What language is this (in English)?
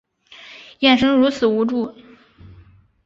Chinese